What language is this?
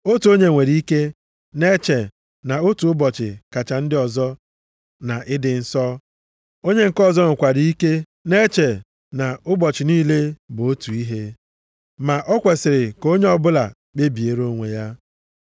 Igbo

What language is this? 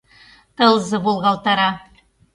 Mari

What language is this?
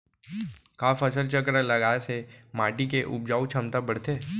Chhattisgarhi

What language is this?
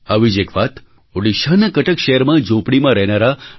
Gujarati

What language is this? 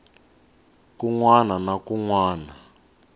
Tsonga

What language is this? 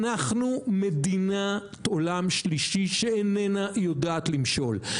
Hebrew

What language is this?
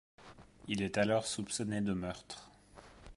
French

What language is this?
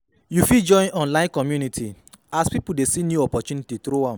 Nigerian Pidgin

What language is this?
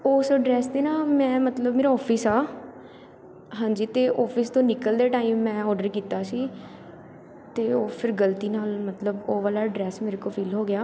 Punjabi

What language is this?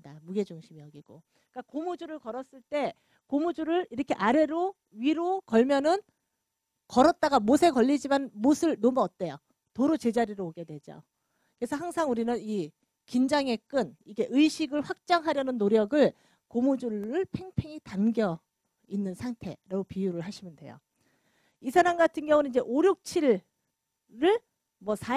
Korean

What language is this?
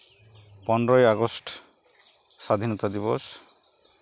Santali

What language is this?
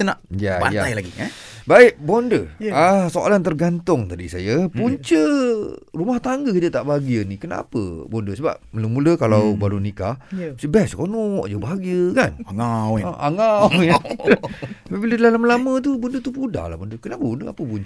Malay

